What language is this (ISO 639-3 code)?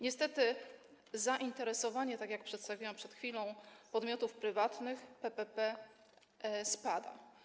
pol